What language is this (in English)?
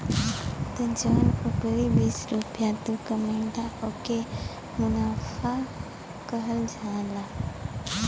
Bhojpuri